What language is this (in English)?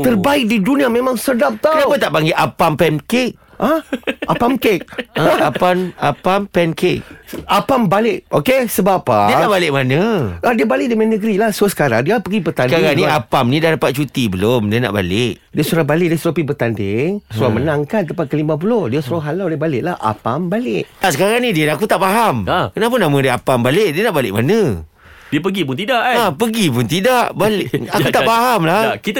Malay